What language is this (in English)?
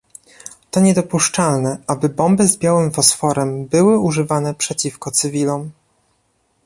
Polish